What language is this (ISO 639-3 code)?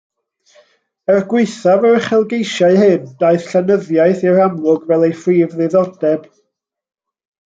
cym